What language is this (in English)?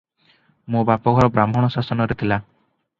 Odia